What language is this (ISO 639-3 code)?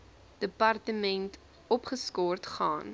afr